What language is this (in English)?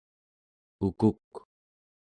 Central Yupik